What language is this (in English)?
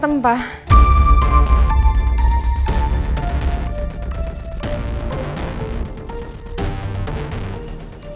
Indonesian